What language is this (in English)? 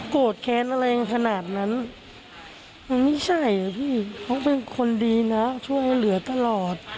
Thai